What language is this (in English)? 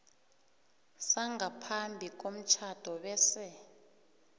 South Ndebele